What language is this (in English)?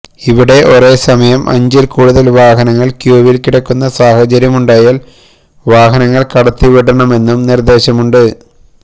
Malayalam